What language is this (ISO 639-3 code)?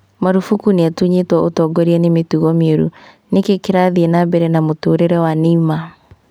kik